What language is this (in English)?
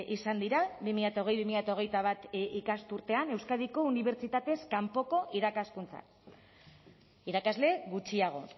Basque